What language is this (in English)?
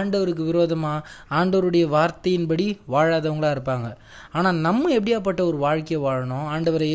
Tamil